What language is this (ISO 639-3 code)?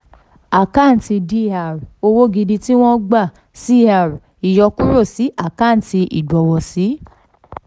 yor